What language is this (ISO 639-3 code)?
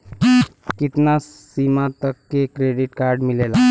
bho